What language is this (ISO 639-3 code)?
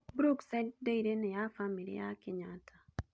kik